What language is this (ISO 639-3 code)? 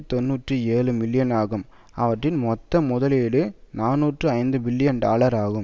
tam